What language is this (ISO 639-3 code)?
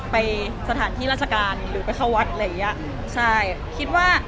tha